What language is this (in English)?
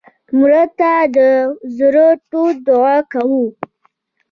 Pashto